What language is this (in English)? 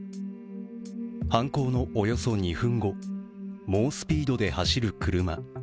Japanese